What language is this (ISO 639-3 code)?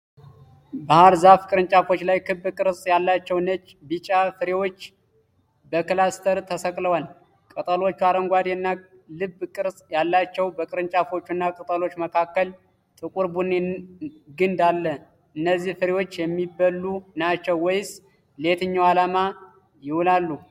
amh